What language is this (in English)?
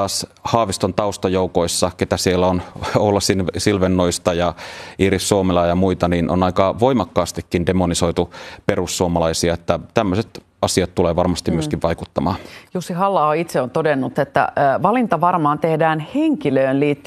Finnish